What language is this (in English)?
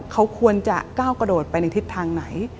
Thai